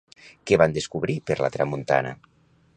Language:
Catalan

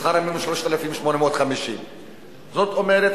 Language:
Hebrew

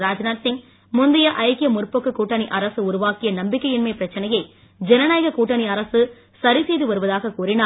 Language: Tamil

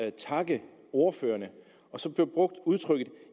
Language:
Danish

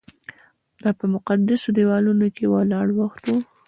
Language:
Pashto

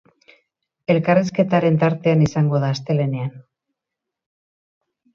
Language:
Basque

